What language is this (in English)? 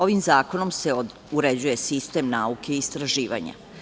Serbian